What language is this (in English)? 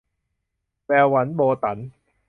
Thai